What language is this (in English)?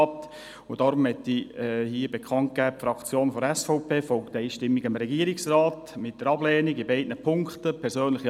Swiss German